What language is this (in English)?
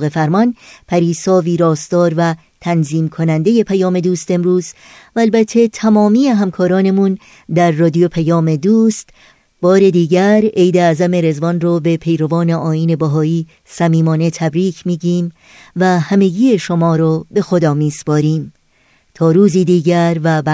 Persian